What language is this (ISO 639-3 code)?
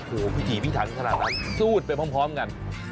tha